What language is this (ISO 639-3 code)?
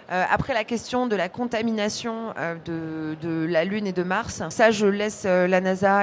fra